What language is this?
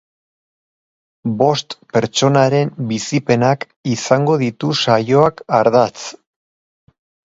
Basque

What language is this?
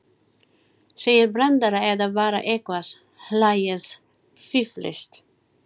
Icelandic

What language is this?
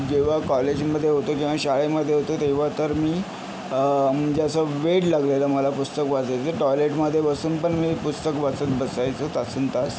Marathi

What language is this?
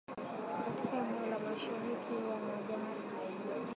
Swahili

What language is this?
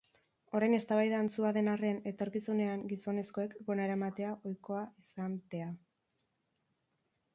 Basque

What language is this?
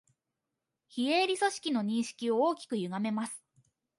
Japanese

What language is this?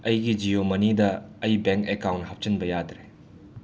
Manipuri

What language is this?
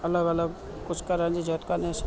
Sindhi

